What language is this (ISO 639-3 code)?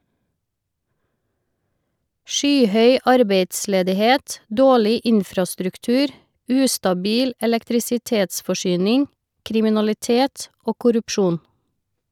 nor